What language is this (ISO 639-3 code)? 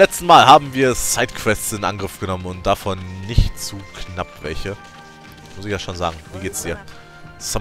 deu